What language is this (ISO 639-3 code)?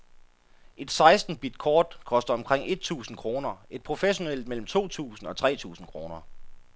dan